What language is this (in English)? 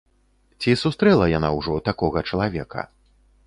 Belarusian